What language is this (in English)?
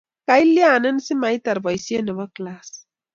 Kalenjin